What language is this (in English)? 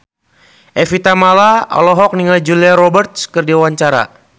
Sundanese